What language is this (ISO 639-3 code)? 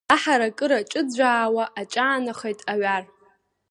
abk